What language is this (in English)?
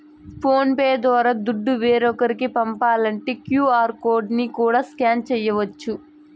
Telugu